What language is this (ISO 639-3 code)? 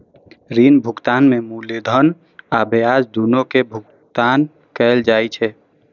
mai